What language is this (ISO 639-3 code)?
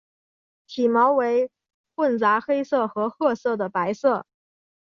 zho